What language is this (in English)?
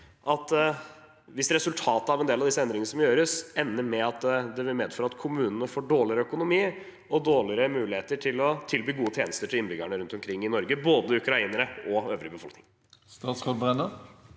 Norwegian